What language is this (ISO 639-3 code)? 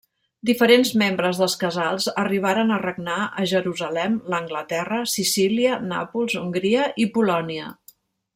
cat